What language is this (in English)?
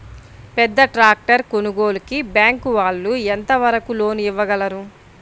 Telugu